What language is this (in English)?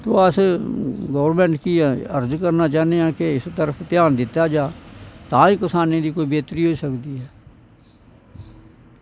Dogri